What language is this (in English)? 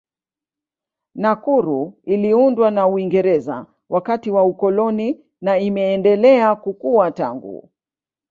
Swahili